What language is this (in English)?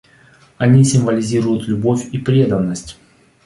Russian